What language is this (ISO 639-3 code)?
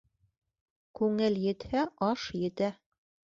bak